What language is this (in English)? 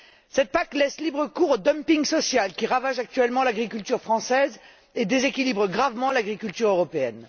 French